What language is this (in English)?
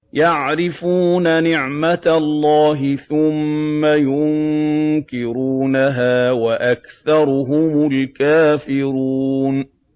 Arabic